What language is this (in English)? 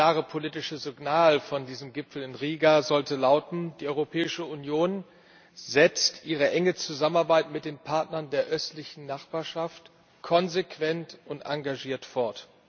German